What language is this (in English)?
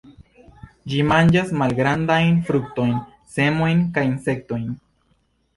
Esperanto